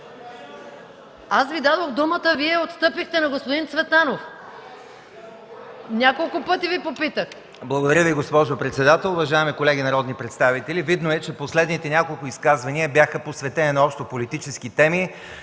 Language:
Bulgarian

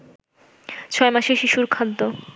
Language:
Bangla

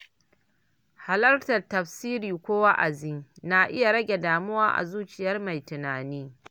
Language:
Hausa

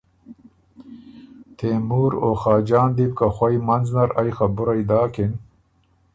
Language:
Ormuri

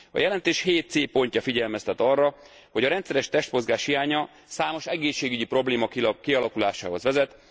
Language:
Hungarian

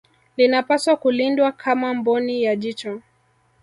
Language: Swahili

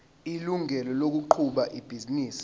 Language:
Zulu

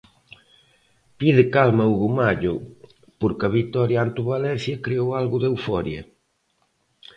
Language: Galician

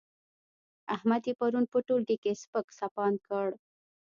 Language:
Pashto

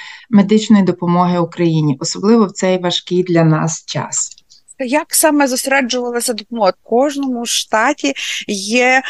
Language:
Ukrainian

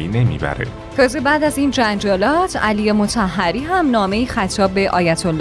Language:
Persian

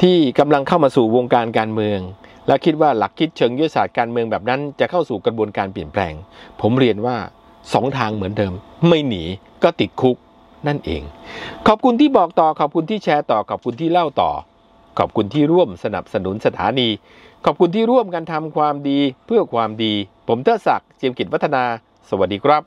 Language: Thai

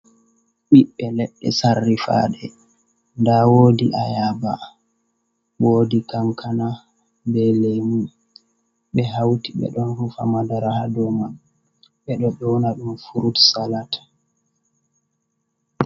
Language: Fula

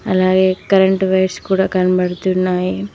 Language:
Telugu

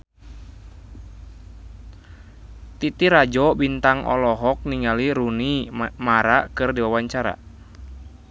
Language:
Sundanese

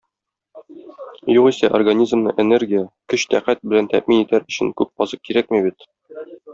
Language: Tatar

